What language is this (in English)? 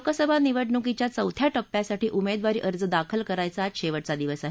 Marathi